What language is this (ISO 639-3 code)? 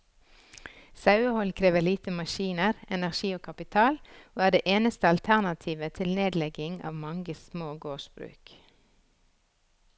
nor